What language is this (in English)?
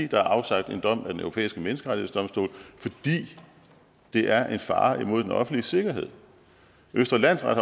Danish